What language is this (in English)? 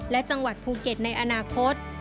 Thai